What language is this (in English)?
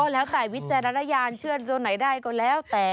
Thai